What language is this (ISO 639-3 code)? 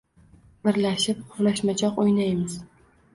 uzb